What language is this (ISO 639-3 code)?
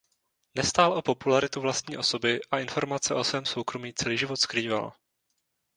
ces